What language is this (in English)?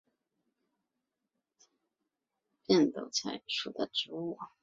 Chinese